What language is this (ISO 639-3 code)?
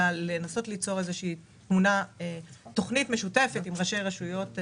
heb